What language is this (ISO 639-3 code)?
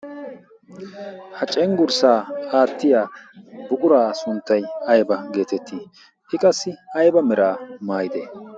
wal